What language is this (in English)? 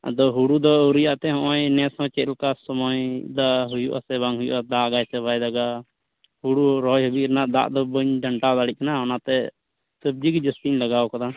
Santali